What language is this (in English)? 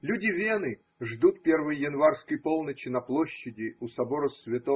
Russian